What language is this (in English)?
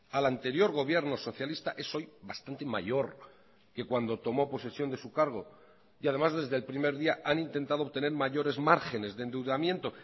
Spanish